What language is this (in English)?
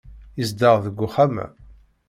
Kabyle